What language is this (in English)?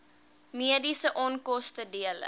Afrikaans